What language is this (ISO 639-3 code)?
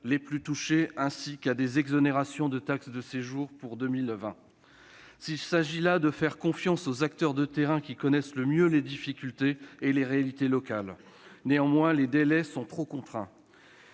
fra